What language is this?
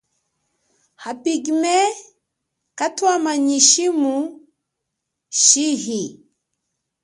Chokwe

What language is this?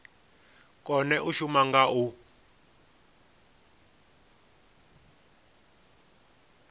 Venda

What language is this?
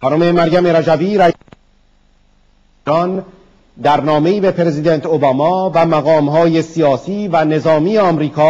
Persian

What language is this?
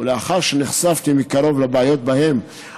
Hebrew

